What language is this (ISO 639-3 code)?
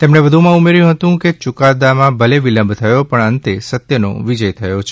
guj